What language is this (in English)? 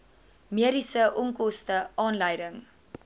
Afrikaans